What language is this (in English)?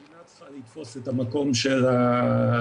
Hebrew